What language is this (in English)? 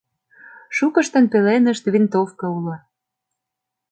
Mari